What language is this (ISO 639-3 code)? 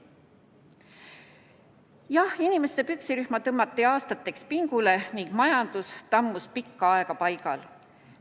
est